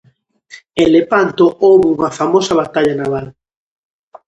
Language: Galician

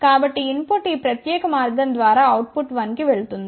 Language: Telugu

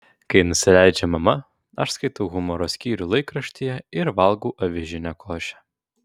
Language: Lithuanian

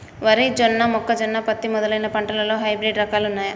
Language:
Telugu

